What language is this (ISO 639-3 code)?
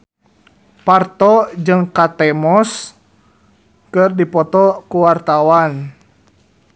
sun